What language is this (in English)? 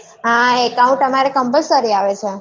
Gujarati